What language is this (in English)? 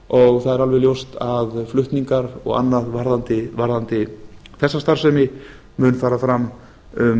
Icelandic